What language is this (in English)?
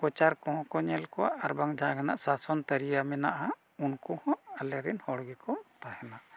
Santali